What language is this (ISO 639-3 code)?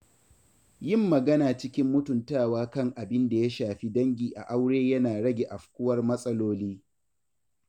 hau